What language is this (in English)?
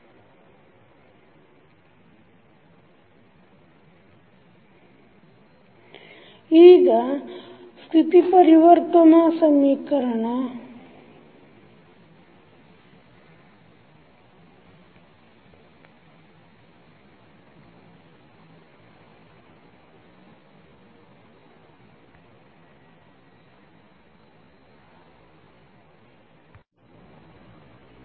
Kannada